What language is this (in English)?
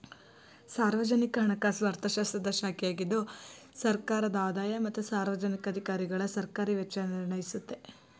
Kannada